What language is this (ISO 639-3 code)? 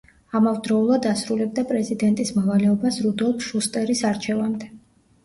kat